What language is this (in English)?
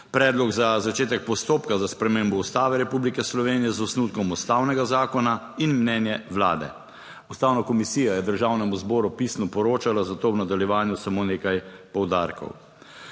Slovenian